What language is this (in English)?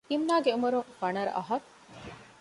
Divehi